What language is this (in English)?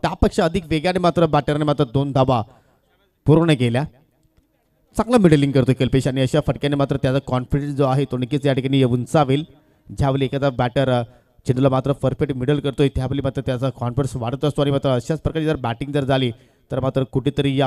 Hindi